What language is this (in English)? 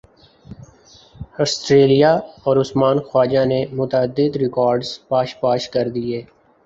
Urdu